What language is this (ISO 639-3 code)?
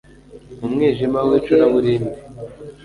kin